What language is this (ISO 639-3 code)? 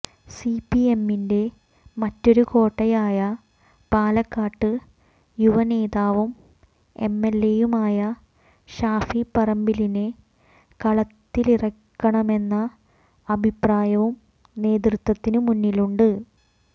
mal